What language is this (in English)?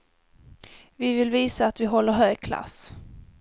Swedish